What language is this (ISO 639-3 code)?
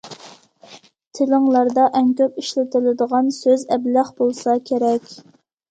uig